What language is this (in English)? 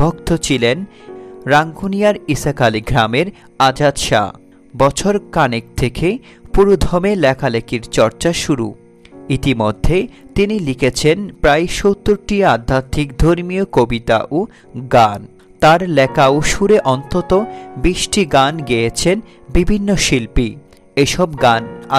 Hindi